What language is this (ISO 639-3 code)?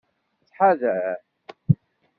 kab